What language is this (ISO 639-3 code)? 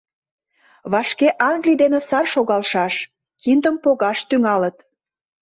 chm